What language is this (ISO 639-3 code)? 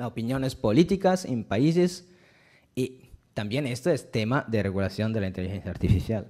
spa